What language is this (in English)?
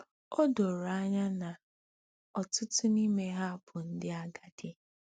Igbo